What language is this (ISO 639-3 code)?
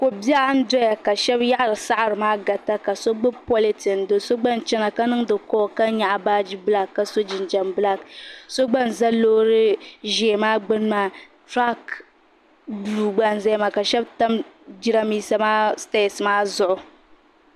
dag